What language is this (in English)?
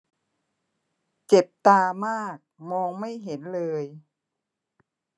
Thai